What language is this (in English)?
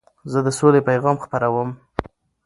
Pashto